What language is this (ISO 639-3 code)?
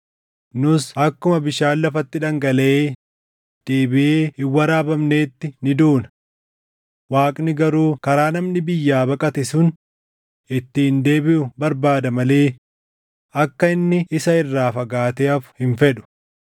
orm